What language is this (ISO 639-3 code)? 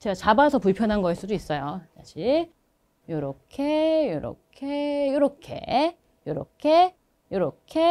kor